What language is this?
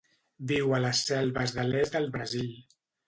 Catalan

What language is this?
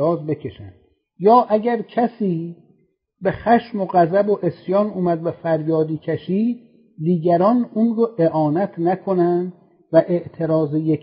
Persian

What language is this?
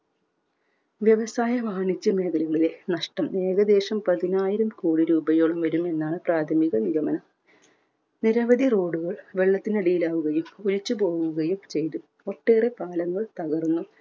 Malayalam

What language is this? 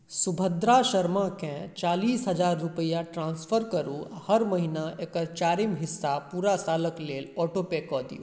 Maithili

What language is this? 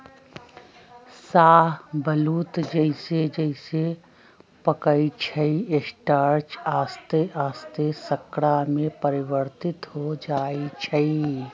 Magahi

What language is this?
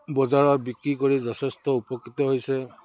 Assamese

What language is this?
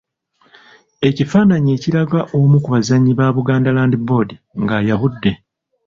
Ganda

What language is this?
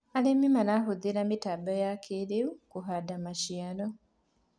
Kikuyu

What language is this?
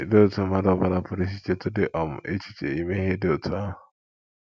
Igbo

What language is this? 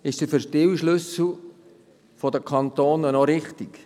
Swiss German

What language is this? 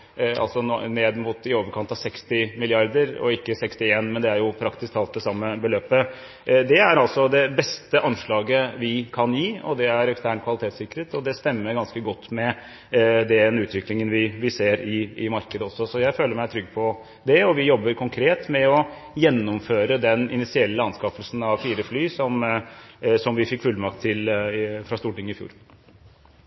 Norwegian Bokmål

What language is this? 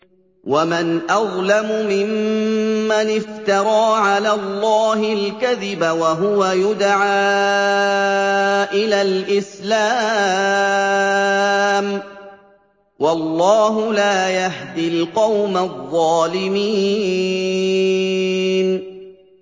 Arabic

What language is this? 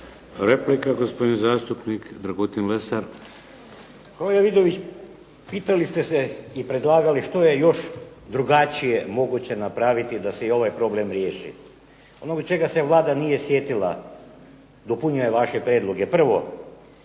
Croatian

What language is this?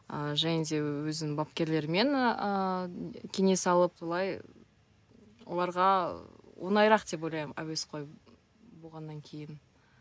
Kazakh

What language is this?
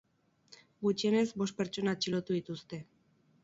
Basque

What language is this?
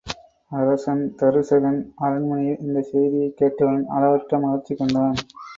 Tamil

